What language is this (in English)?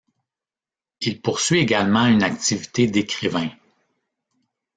French